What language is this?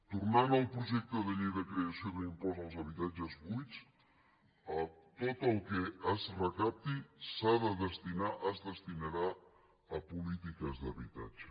Catalan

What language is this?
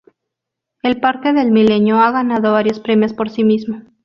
Spanish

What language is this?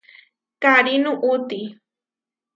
Huarijio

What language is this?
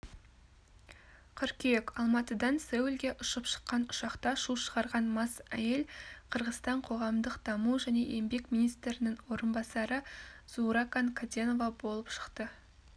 Kazakh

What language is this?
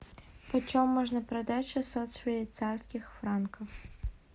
Russian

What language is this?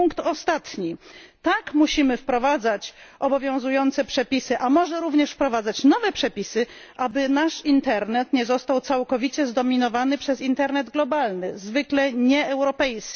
Polish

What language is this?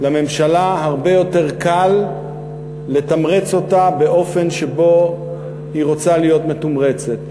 Hebrew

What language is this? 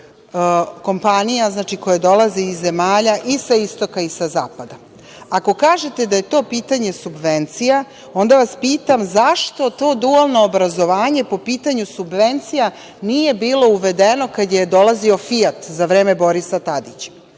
Serbian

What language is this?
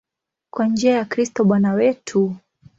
Swahili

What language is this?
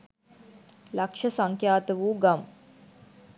Sinhala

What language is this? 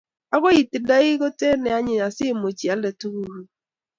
Kalenjin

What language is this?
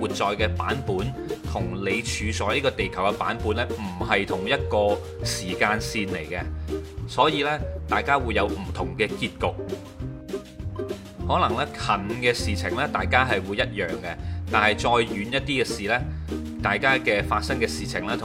Chinese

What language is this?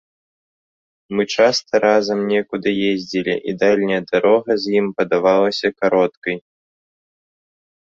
Belarusian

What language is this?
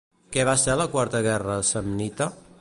Catalan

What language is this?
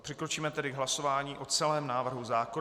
Czech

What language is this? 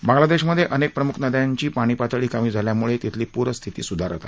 Marathi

